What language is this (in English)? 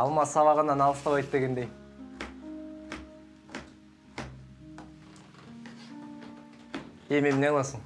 Turkish